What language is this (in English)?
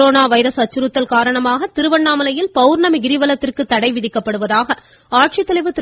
Tamil